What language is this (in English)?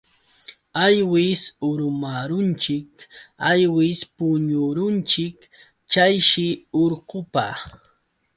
Yauyos Quechua